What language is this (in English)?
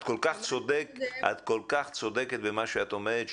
Hebrew